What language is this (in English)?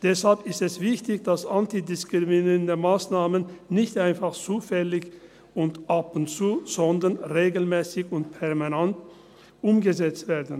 Swiss German